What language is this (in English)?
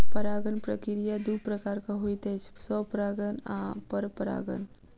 Maithili